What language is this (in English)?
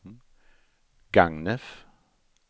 Swedish